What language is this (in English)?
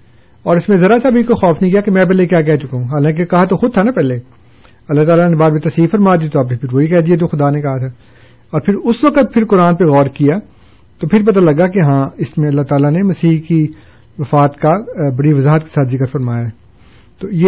Urdu